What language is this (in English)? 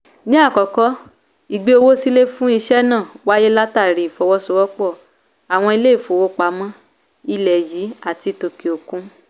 Yoruba